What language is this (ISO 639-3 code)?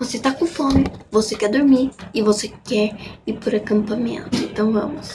por